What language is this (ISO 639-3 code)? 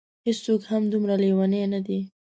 pus